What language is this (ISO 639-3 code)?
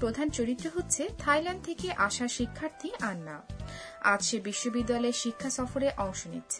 ben